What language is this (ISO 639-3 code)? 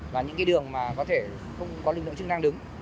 vie